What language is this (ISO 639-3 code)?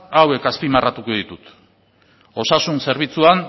eus